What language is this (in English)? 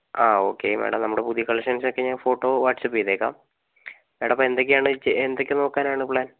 Malayalam